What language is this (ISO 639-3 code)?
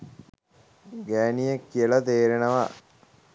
sin